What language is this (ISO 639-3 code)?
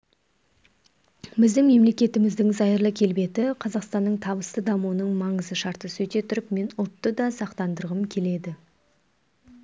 kaz